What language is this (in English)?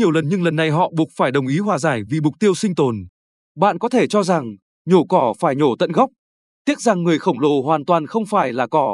Vietnamese